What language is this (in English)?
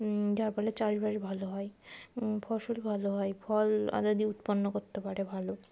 Bangla